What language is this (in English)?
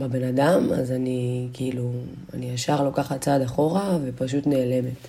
Hebrew